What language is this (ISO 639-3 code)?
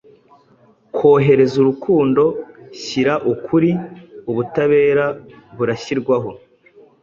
kin